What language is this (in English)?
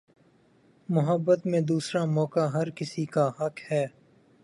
Urdu